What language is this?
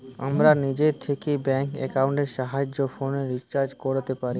Bangla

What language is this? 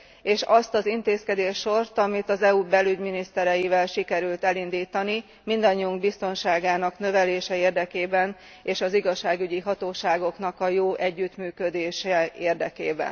Hungarian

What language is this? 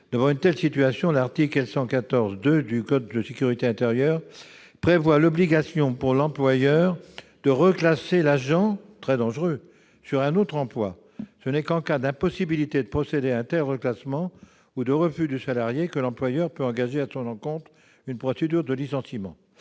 French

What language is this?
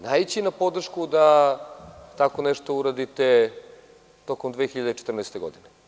Serbian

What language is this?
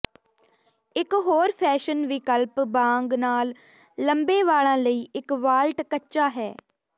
Punjabi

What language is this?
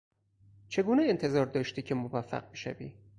Persian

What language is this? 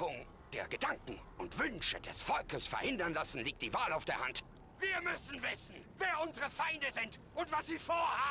German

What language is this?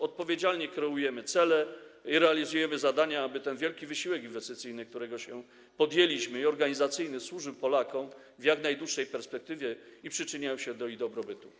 Polish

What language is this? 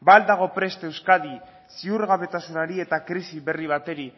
Basque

